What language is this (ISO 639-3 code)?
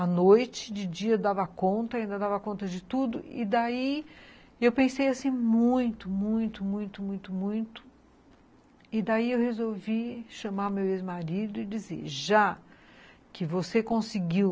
por